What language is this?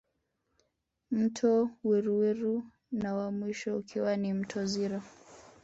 Swahili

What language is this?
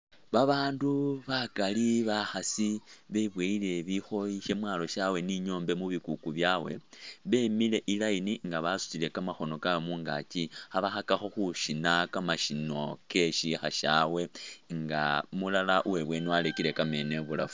Masaaba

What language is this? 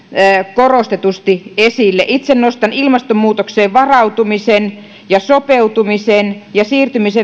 Finnish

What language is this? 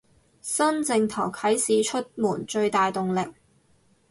Cantonese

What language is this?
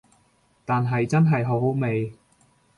Cantonese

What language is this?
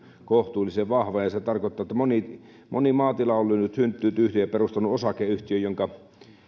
Finnish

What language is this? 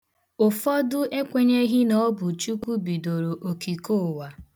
Igbo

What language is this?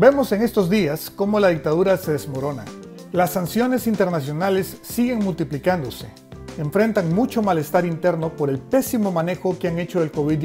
Spanish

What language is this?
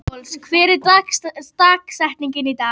Icelandic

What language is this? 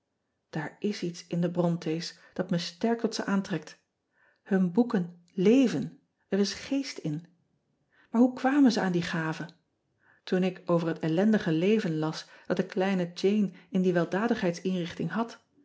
Dutch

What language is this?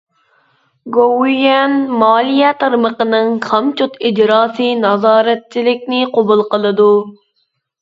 Uyghur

